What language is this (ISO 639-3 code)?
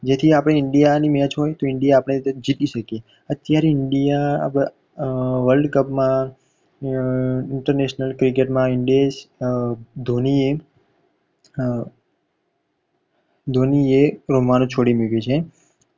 guj